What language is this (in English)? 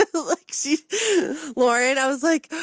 English